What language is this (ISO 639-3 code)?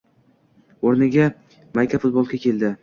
uzb